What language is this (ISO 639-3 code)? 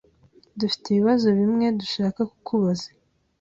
kin